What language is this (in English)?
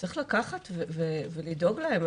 Hebrew